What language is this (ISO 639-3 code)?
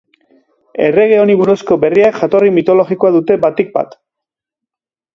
eus